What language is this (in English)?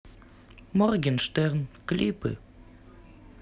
Russian